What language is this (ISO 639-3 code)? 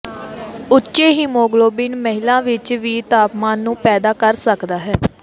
pan